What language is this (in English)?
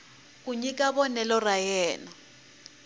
Tsonga